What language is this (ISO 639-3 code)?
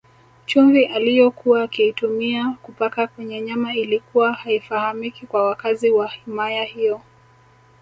swa